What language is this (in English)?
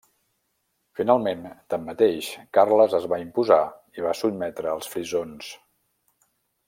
Catalan